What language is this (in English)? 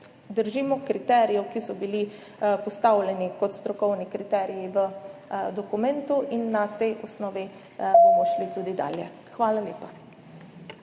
Slovenian